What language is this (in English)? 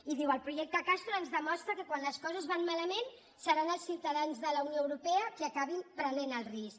Catalan